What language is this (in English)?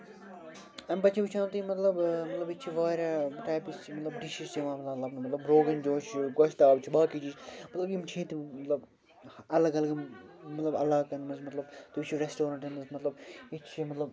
Kashmiri